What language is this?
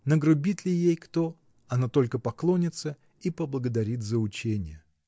Russian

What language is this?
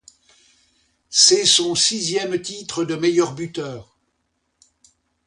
French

